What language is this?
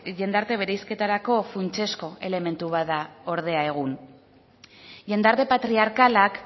Basque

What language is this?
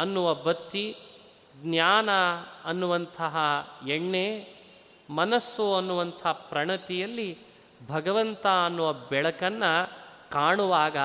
Kannada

